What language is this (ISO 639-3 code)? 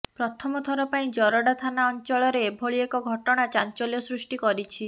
ori